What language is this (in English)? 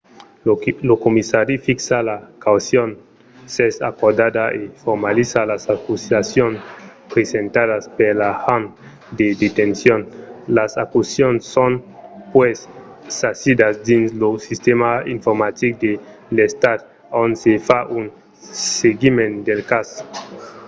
Occitan